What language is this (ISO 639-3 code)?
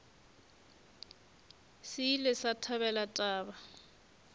nso